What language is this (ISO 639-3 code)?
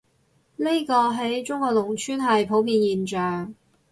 yue